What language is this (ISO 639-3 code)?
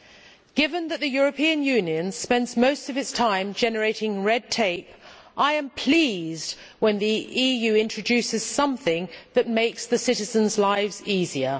eng